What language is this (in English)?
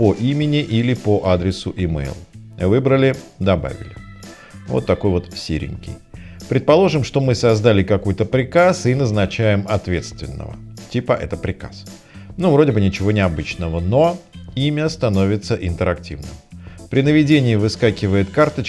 Russian